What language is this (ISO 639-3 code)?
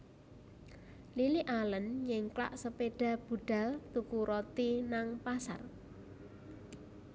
jav